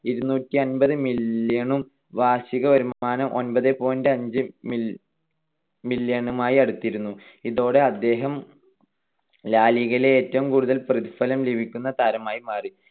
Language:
Malayalam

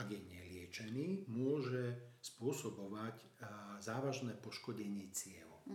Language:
Slovak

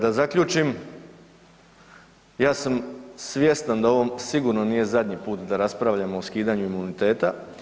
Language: Croatian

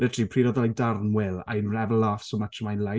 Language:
Welsh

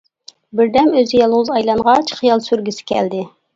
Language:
Uyghur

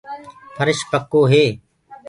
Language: Gurgula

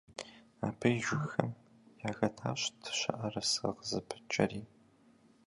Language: Kabardian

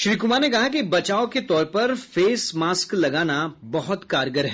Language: Hindi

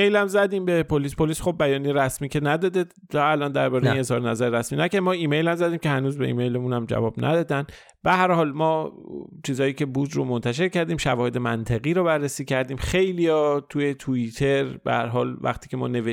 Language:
Persian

